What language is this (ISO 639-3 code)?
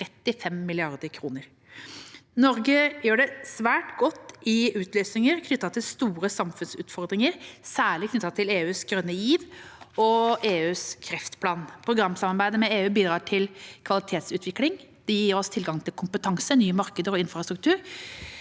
nor